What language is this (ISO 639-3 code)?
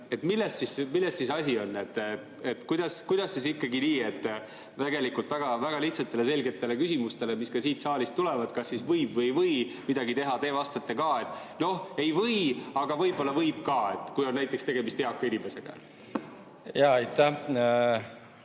est